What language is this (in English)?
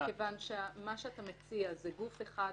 Hebrew